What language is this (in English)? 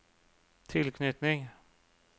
Norwegian